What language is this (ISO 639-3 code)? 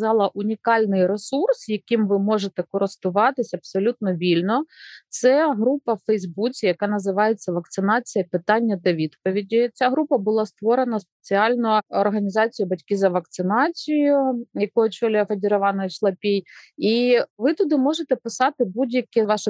ukr